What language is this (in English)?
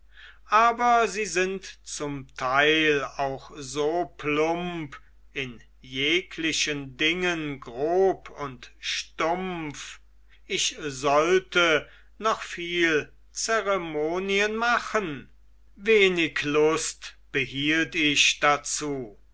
German